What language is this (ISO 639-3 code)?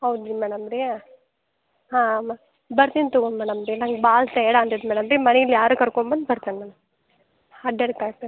kan